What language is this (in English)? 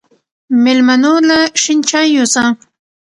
Pashto